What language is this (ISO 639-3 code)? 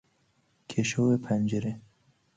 fas